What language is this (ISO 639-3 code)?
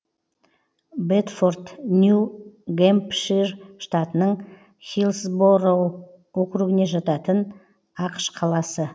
kaz